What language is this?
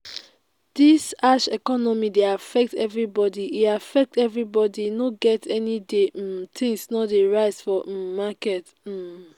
Nigerian Pidgin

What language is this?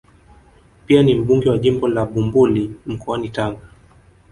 Swahili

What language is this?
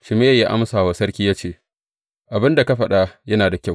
Hausa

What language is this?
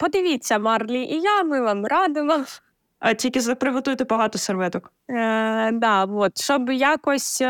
Ukrainian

